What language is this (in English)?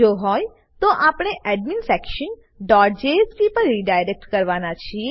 Gujarati